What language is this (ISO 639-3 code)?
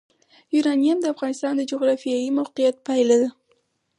pus